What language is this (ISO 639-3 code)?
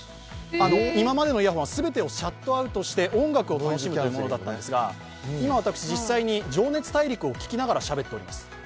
jpn